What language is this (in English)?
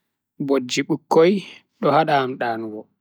Bagirmi Fulfulde